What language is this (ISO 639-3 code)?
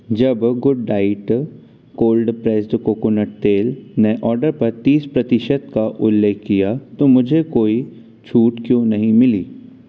hin